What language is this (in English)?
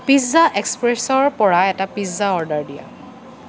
Assamese